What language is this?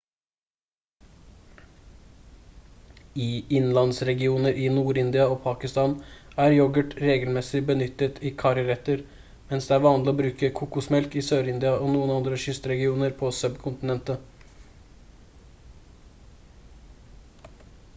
Norwegian Bokmål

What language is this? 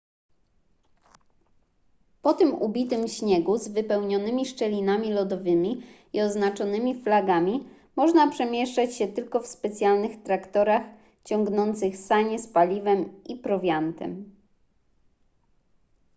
Polish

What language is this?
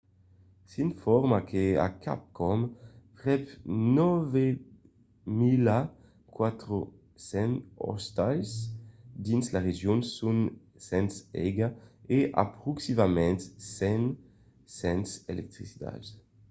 Occitan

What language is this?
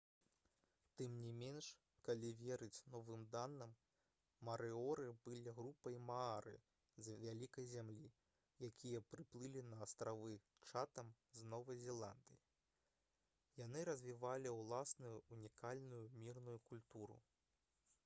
Belarusian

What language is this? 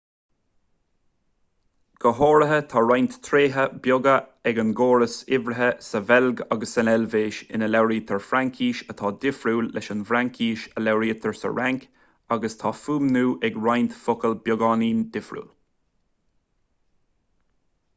Irish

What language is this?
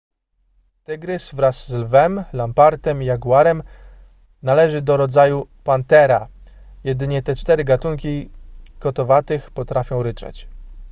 Polish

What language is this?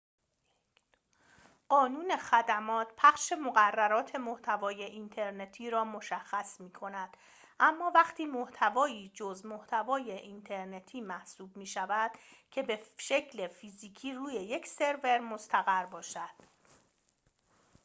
Persian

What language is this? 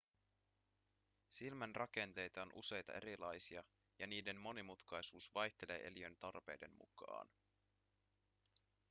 Finnish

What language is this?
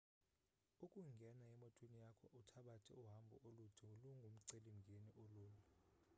Xhosa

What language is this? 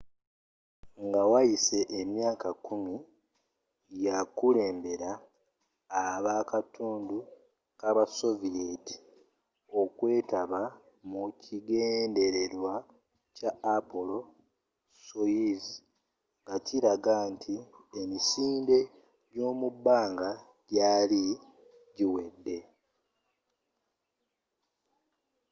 Ganda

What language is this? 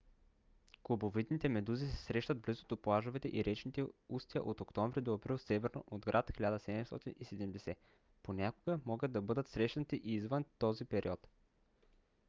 Bulgarian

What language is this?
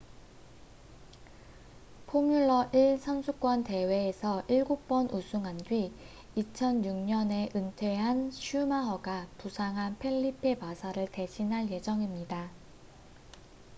Korean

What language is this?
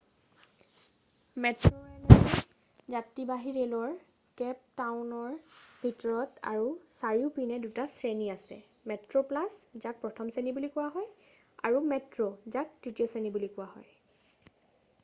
Assamese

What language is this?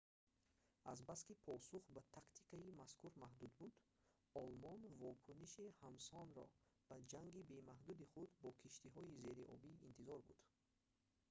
Tajik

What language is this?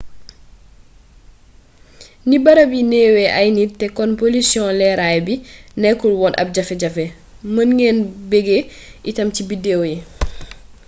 Wolof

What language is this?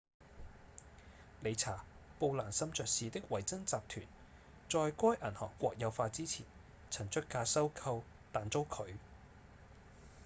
Cantonese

